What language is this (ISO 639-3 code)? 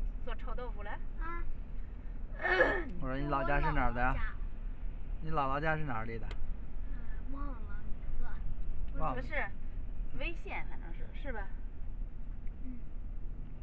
zho